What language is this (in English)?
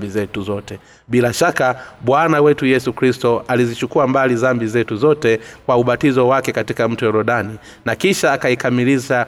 Swahili